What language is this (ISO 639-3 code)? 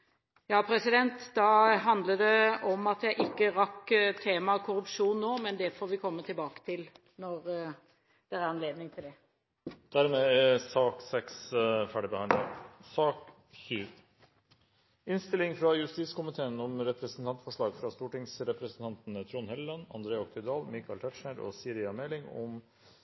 nor